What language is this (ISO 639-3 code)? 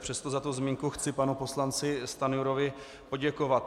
ces